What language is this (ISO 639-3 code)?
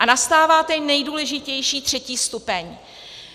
ces